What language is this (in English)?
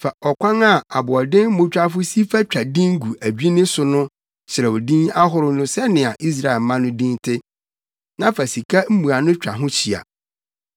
Akan